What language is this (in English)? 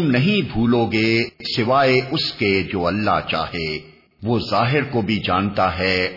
Urdu